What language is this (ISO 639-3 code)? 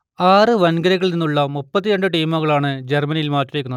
mal